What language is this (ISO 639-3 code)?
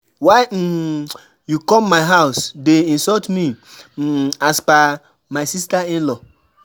pcm